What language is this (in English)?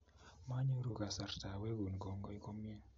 Kalenjin